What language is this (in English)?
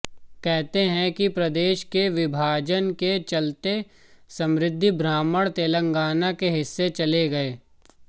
Hindi